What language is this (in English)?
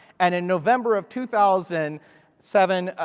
English